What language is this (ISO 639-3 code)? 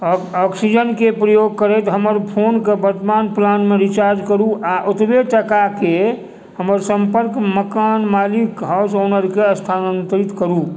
mai